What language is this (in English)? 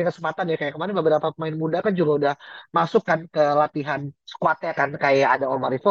Indonesian